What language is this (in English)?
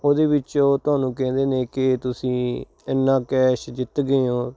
Punjabi